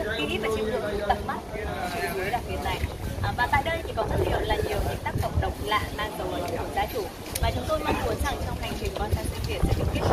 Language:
Vietnamese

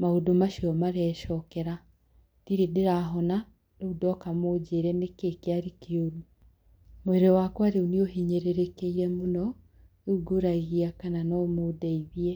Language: Kikuyu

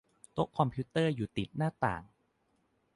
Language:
Thai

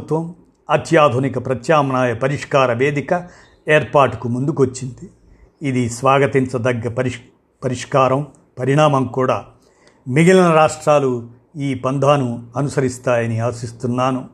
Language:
Telugu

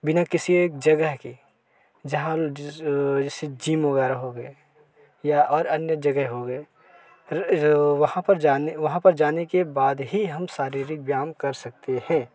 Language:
Hindi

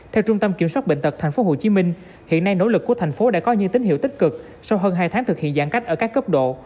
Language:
Vietnamese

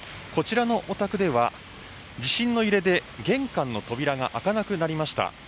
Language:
Japanese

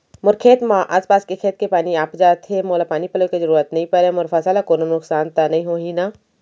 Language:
Chhattisgarhi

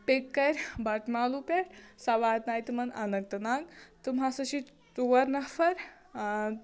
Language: Kashmiri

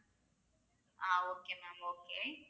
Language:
Tamil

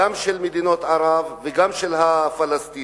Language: Hebrew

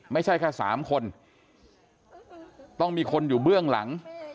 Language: Thai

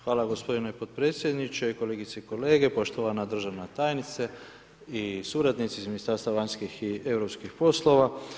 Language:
Croatian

